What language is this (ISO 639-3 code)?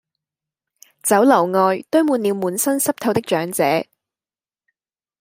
yue